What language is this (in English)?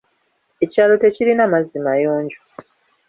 Ganda